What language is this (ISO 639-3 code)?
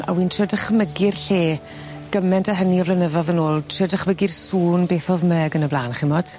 cym